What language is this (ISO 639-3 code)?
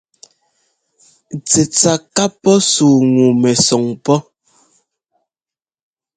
jgo